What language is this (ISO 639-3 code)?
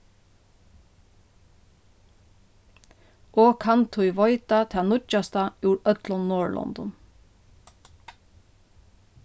fao